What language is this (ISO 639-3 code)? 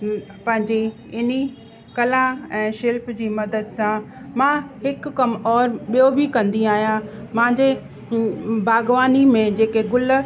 snd